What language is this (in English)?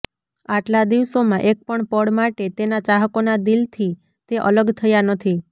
Gujarati